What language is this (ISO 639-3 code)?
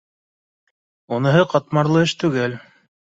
bak